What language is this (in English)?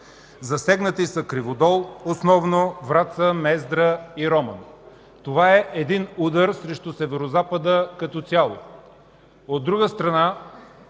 Bulgarian